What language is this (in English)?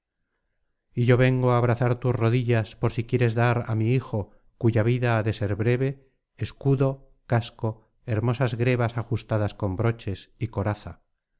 Spanish